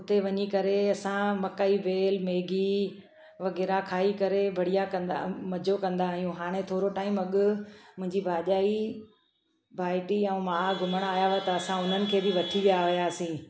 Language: Sindhi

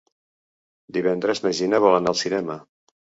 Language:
Catalan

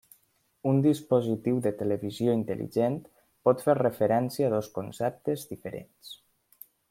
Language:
Catalan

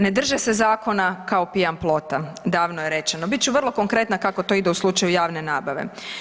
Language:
Croatian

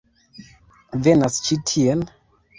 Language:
Esperanto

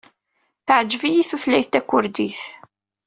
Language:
Kabyle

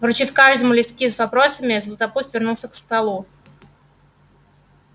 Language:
Russian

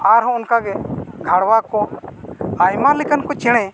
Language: Santali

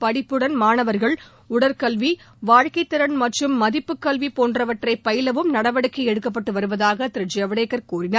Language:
Tamil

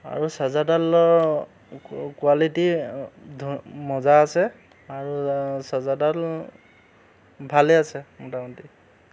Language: Assamese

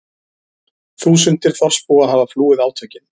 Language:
Icelandic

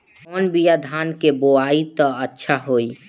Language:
Bhojpuri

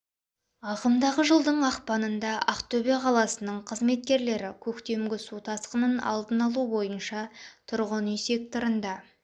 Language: Kazakh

